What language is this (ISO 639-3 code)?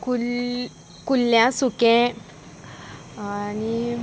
kok